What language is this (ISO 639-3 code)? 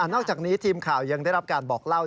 tha